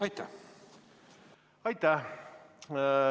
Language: Estonian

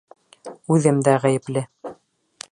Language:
Bashkir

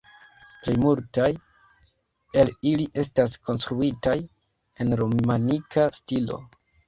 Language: Esperanto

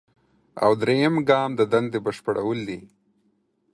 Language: Pashto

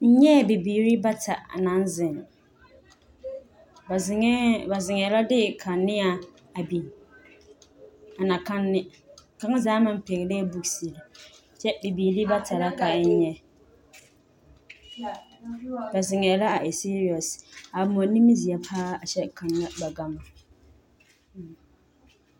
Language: Southern Dagaare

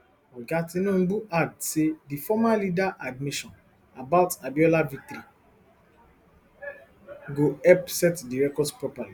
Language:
Nigerian Pidgin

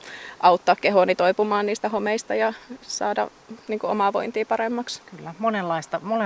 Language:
Finnish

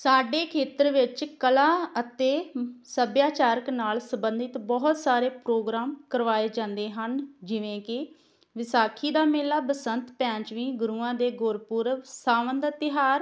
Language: Punjabi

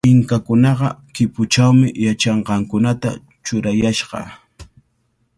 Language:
Cajatambo North Lima Quechua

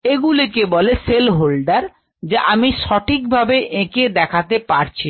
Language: Bangla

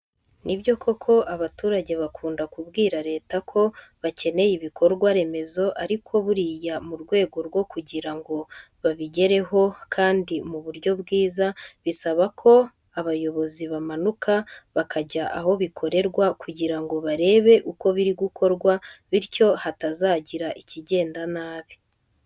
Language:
Kinyarwanda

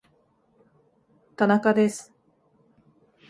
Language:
Japanese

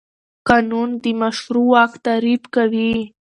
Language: Pashto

